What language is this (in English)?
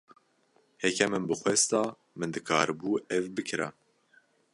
Kurdish